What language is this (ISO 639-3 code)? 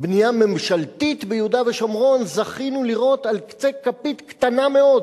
heb